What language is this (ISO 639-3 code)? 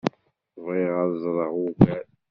kab